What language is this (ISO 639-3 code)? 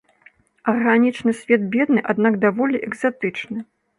bel